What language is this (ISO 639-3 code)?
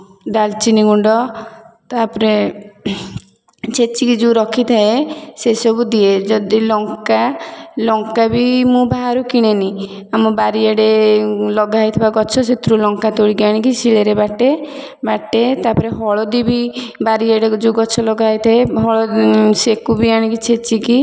ori